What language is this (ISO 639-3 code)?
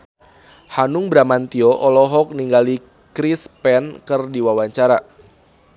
sun